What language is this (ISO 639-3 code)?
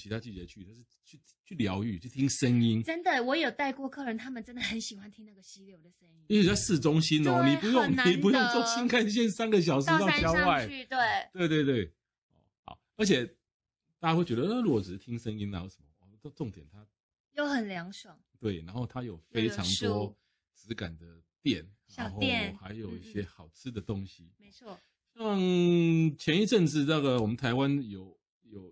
zho